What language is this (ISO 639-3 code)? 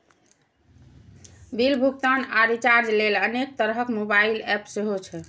mai